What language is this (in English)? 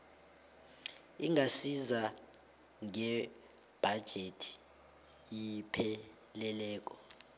South Ndebele